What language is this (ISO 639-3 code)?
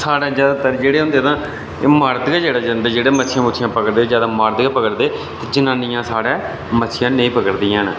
doi